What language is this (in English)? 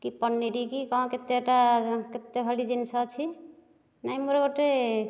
Odia